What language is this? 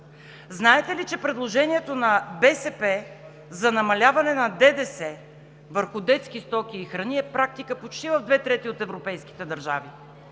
Bulgarian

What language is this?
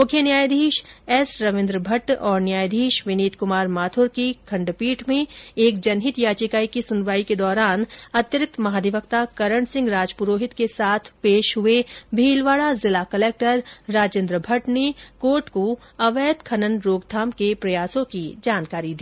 Hindi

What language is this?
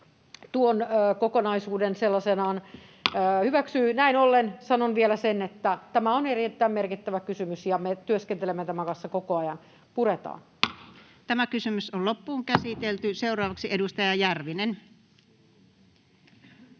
Finnish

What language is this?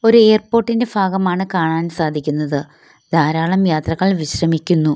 Malayalam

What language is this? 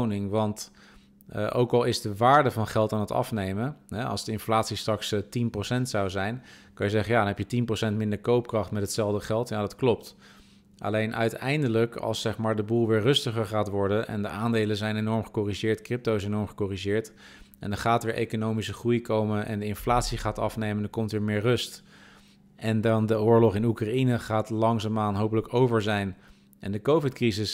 Dutch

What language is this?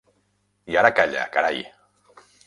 Catalan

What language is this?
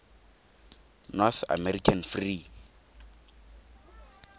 Tswana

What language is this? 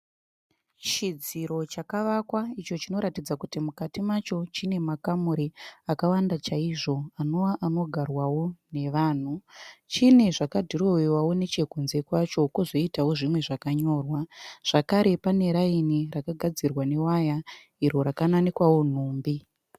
Shona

